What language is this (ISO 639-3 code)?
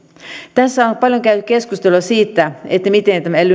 fin